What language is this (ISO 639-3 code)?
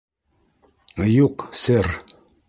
bak